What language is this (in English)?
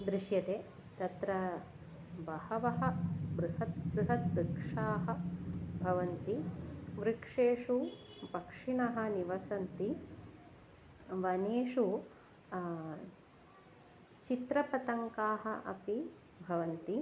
Sanskrit